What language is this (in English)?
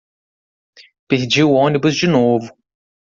Portuguese